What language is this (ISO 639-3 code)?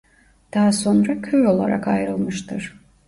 tur